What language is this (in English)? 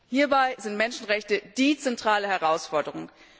German